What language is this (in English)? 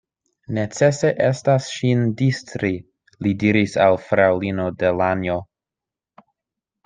Esperanto